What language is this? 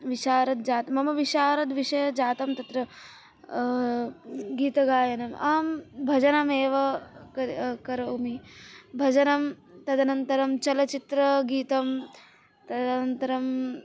Sanskrit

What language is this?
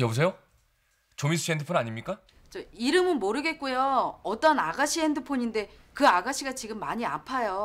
Korean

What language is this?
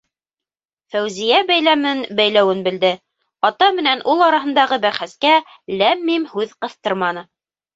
Bashkir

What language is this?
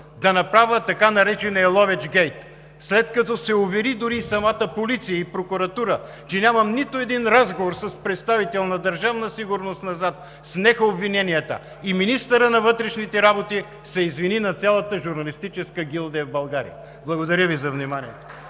Bulgarian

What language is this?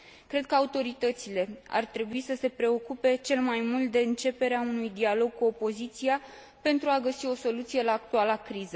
Romanian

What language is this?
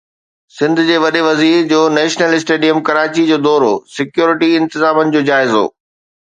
Sindhi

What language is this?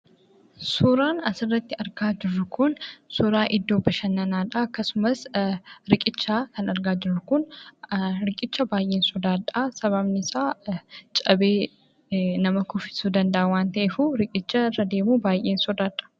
Oromo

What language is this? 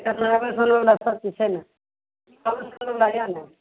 Maithili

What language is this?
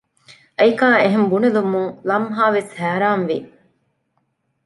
Divehi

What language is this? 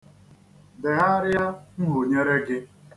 Igbo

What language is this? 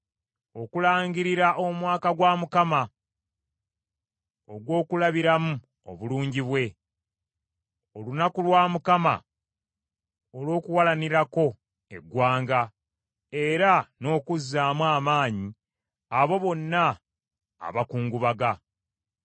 Ganda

